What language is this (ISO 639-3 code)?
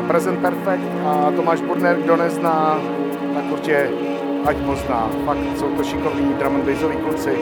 ces